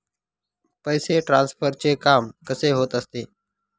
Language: Marathi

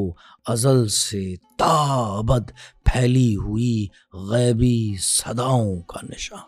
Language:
Urdu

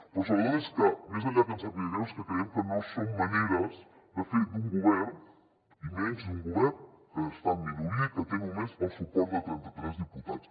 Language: Catalan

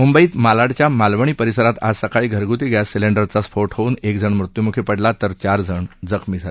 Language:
Marathi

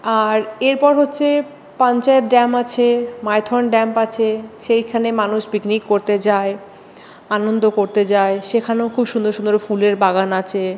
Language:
Bangla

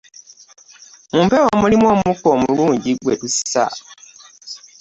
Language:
Ganda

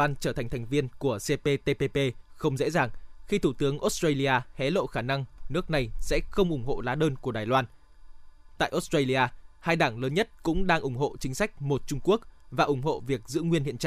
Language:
Vietnamese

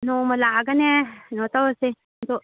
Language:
Manipuri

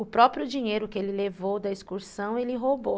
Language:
Portuguese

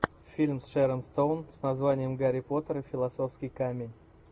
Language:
Russian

